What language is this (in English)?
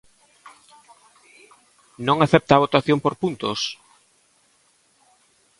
Galician